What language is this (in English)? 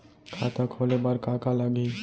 Chhattisgarhi